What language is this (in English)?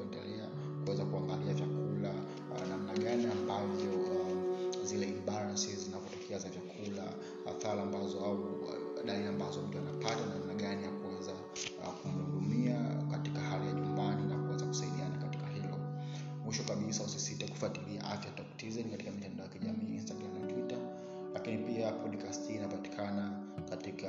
Swahili